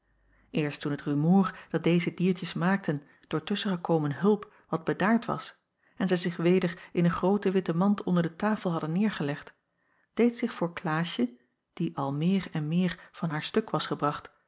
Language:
Dutch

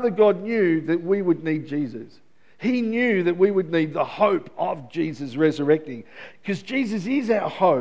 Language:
English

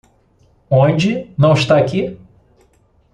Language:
Portuguese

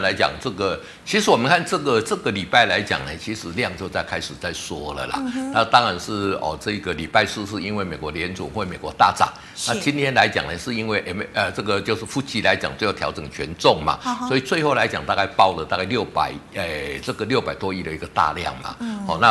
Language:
Chinese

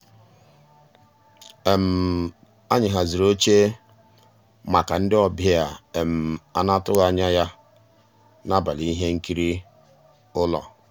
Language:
Igbo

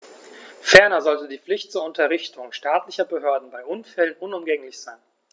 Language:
German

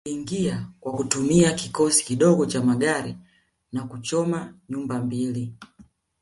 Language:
Swahili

